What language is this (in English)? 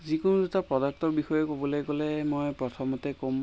Assamese